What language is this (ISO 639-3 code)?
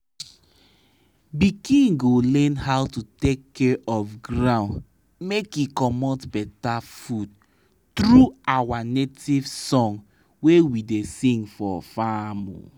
pcm